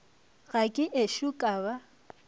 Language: Northern Sotho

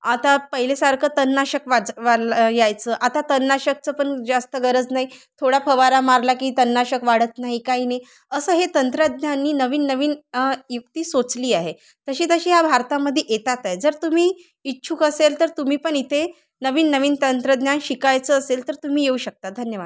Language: Marathi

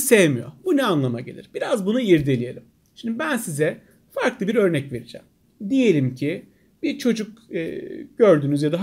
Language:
Turkish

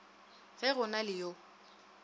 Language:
Northern Sotho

